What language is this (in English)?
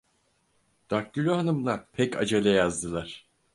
Turkish